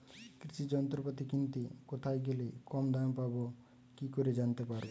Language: Bangla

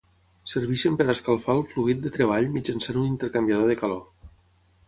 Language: Catalan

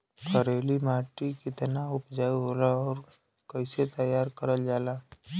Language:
Bhojpuri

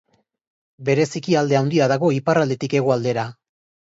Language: Basque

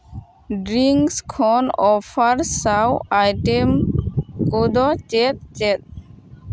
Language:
Santali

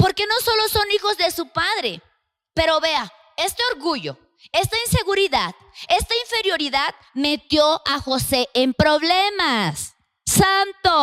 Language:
Spanish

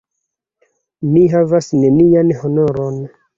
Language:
Esperanto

